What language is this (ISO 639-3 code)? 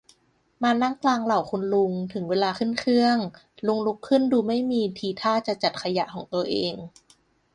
tha